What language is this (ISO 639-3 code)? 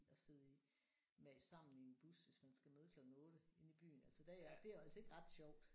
dan